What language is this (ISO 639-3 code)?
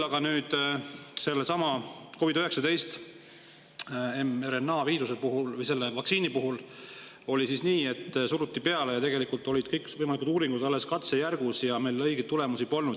est